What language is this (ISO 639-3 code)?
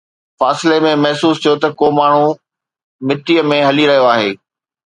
snd